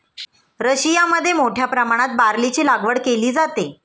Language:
Marathi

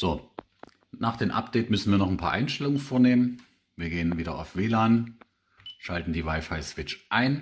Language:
German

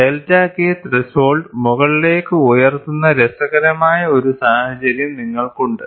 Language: Malayalam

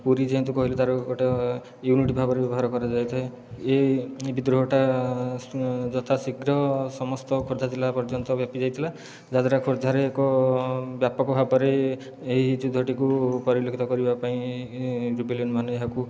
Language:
Odia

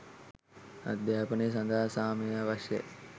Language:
Sinhala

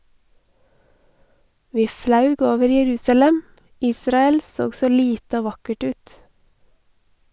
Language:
Norwegian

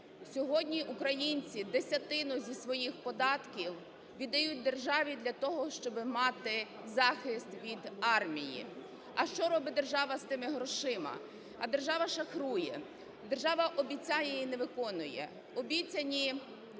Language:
Ukrainian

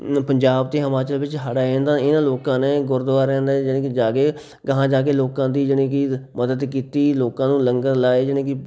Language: Punjabi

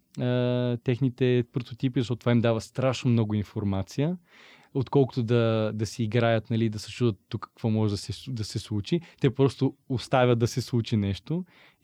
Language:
Bulgarian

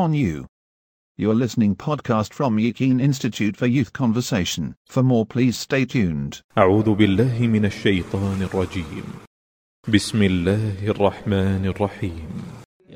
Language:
Malayalam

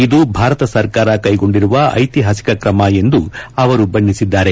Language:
Kannada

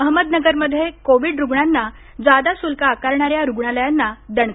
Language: Marathi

